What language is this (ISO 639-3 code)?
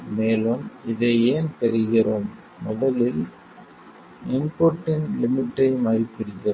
tam